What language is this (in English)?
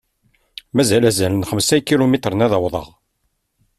Kabyle